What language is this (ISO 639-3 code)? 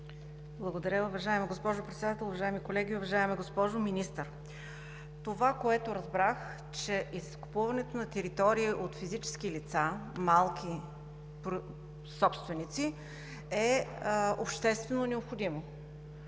bul